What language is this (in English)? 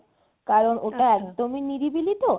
Bangla